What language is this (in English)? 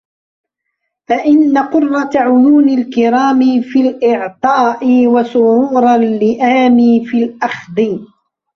Arabic